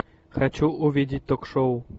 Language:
Russian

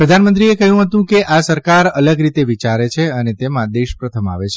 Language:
Gujarati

